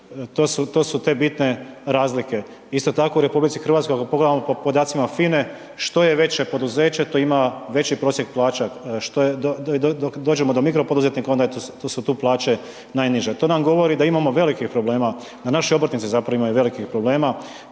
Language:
Croatian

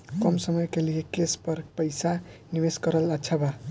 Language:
Bhojpuri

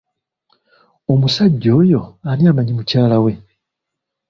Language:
Ganda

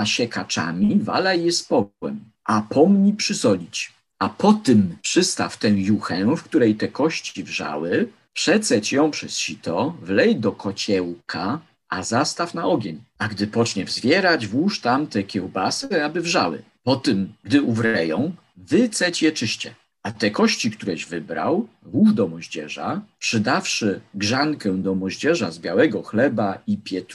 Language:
Polish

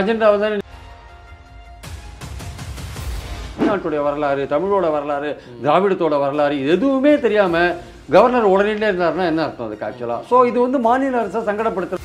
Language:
Tamil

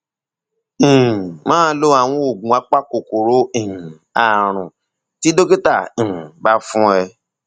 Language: Yoruba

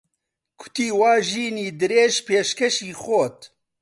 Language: Central Kurdish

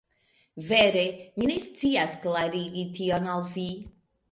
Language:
Esperanto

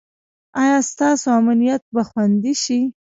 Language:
Pashto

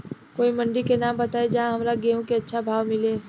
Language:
Bhojpuri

